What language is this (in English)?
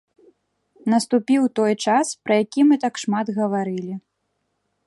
Belarusian